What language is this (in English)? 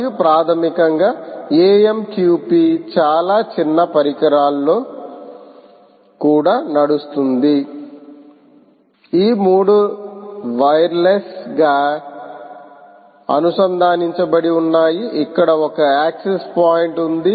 Telugu